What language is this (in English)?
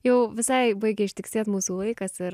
Lithuanian